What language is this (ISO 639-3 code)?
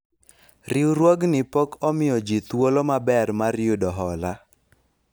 luo